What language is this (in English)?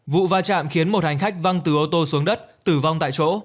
Vietnamese